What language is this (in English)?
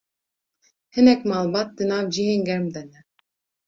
Kurdish